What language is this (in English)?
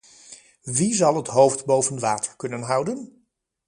Dutch